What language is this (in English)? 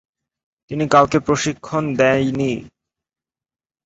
Bangla